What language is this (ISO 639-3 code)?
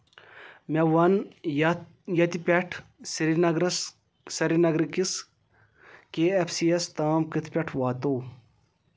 kas